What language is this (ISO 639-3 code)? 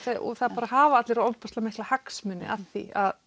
isl